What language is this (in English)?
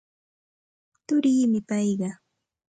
Santa Ana de Tusi Pasco Quechua